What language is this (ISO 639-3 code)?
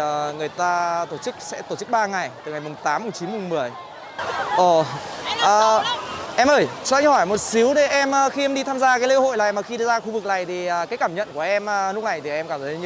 vie